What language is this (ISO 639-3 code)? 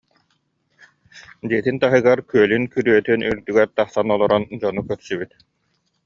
sah